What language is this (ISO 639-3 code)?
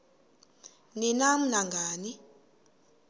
xho